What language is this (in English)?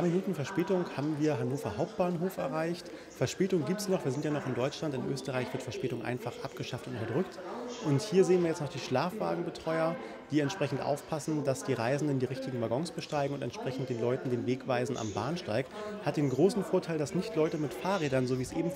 German